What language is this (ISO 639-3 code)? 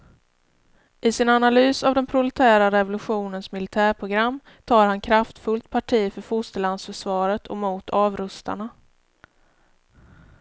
swe